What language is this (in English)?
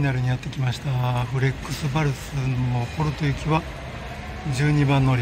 Japanese